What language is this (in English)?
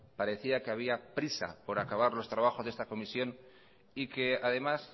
Spanish